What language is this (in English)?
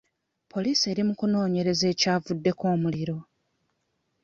Ganda